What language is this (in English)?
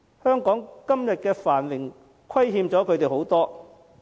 Cantonese